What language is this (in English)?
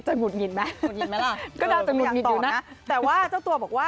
Thai